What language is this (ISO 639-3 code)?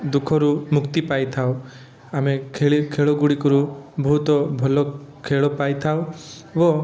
ori